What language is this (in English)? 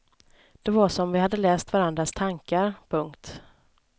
Swedish